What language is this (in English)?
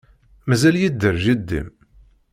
Kabyle